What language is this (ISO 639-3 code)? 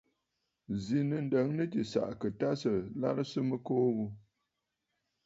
bfd